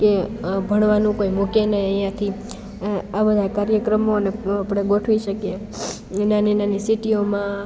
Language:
Gujarati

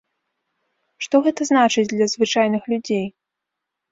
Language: Belarusian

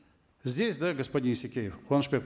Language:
Kazakh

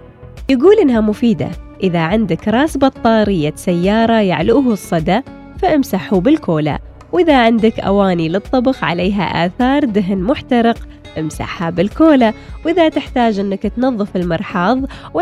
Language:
Arabic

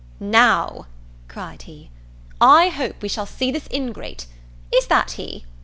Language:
English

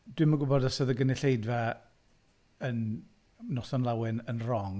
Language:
Welsh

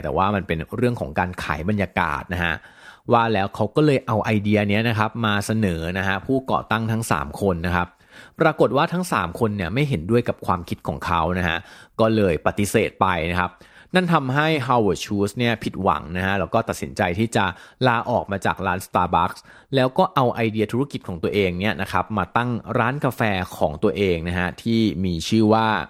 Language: Thai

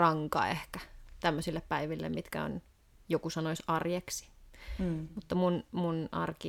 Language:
Finnish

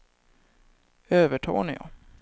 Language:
Swedish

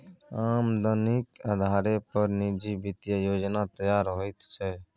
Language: Maithili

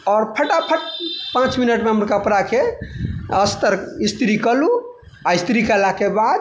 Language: Maithili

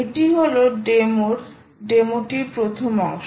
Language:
Bangla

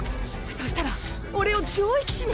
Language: Japanese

